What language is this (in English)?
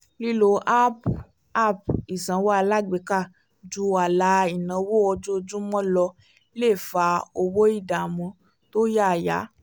Yoruba